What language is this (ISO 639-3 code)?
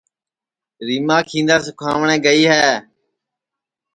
ssi